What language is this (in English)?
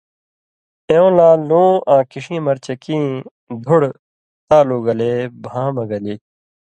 Indus Kohistani